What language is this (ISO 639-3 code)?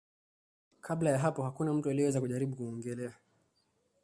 swa